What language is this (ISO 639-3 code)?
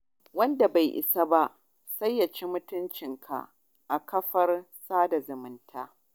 hau